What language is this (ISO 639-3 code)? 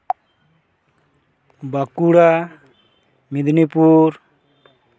sat